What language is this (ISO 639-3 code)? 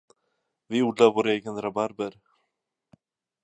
swe